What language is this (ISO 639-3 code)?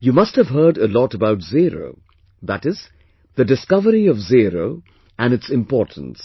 eng